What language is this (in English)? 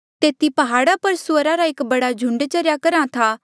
Mandeali